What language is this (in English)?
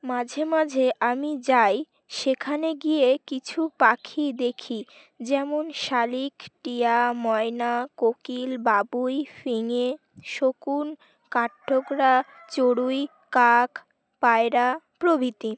Bangla